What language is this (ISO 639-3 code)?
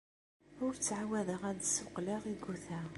kab